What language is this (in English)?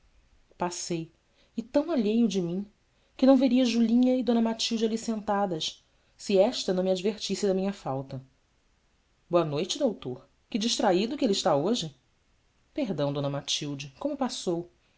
Portuguese